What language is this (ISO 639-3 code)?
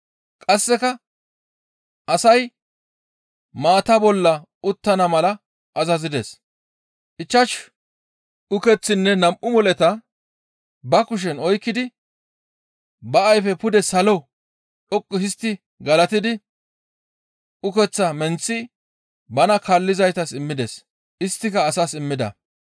gmv